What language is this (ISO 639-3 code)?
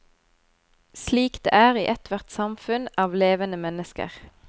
nor